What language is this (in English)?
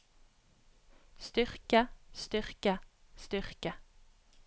Norwegian